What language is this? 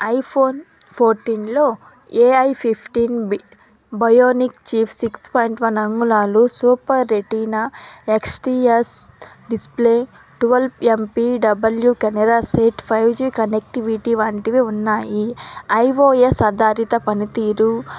Telugu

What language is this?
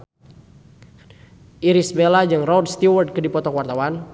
Sundanese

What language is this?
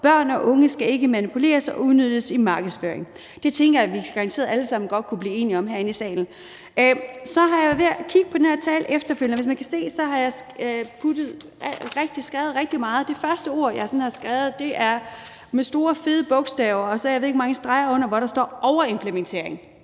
Danish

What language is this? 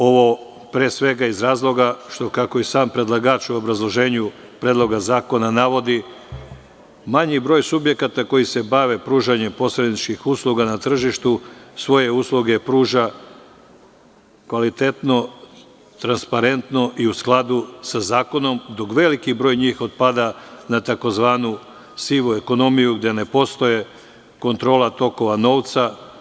Serbian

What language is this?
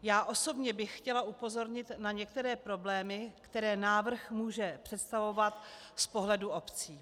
Czech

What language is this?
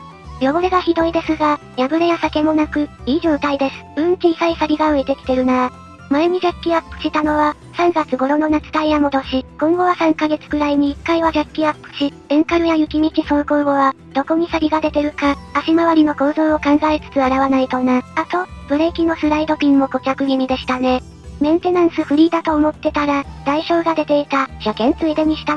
Japanese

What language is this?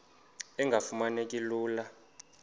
Xhosa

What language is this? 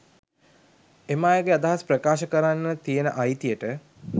Sinhala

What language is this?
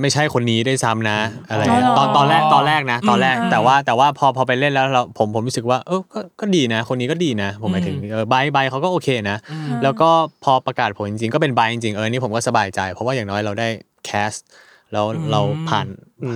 Thai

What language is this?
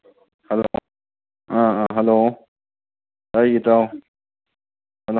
Manipuri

